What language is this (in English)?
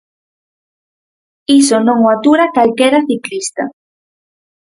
Galician